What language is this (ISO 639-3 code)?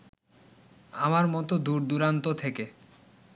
ben